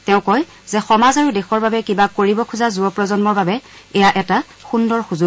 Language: Assamese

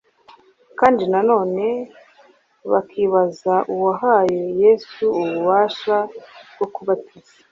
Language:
Kinyarwanda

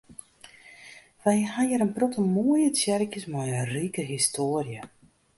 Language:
Western Frisian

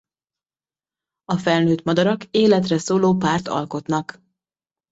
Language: Hungarian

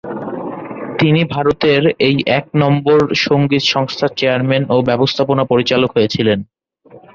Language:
Bangla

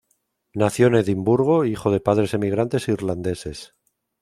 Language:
Spanish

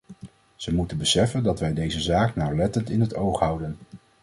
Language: Dutch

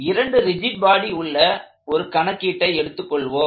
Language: Tamil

